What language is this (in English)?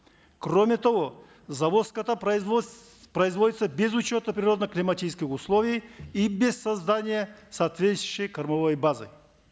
Kazakh